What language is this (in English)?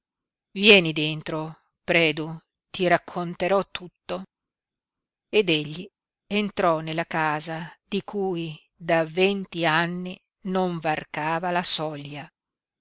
Italian